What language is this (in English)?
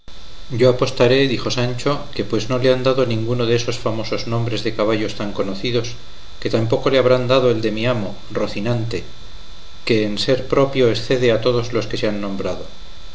Spanish